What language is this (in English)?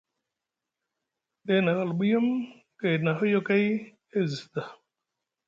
Musgu